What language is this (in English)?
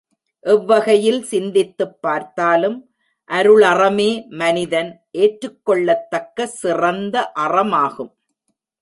Tamil